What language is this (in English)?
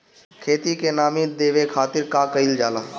Bhojpuri